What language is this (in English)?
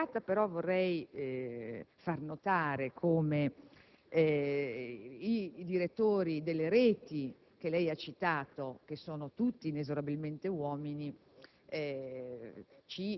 Italian